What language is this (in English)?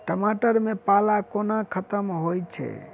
Maithili